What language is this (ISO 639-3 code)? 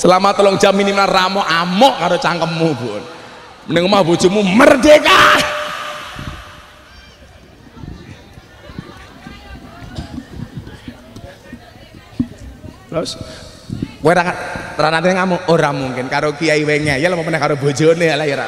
ind